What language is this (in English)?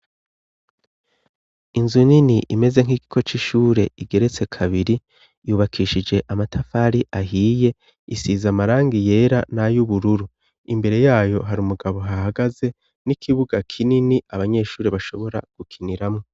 Rundi